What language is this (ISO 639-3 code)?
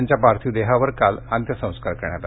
mar